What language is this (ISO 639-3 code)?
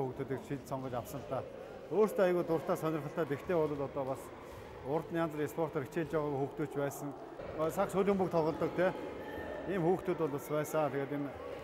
tur